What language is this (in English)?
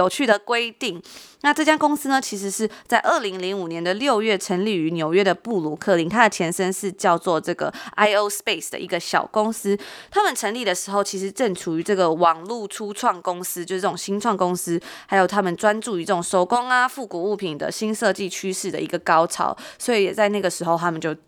Chinese